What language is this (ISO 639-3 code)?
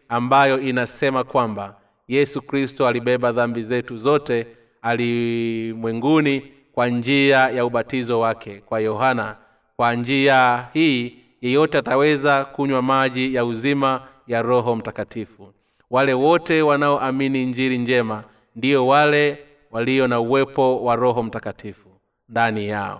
swa